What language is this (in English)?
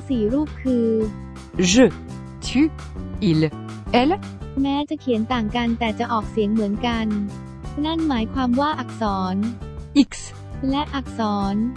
Thai